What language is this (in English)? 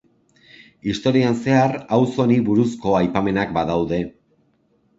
Basque